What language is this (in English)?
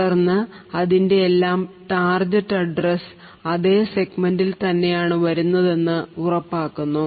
Malayalam